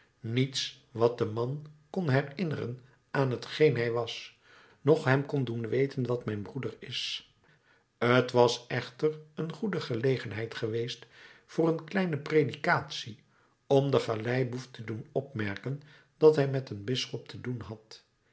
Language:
Dutch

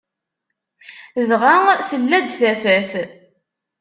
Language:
Kabyle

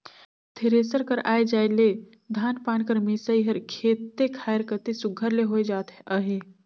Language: Chhattisgarhi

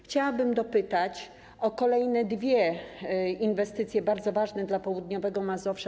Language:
Polish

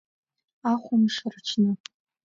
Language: Abkhazian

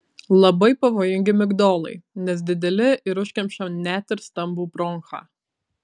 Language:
Lithuanian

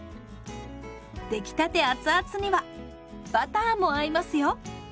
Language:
Japanese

